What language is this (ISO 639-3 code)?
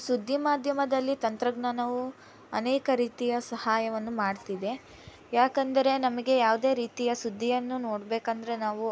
kan